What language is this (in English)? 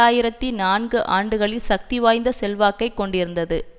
Tamil